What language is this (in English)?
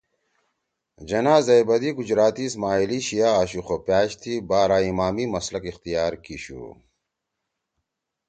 Torwali